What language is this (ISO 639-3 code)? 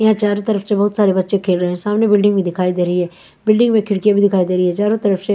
hin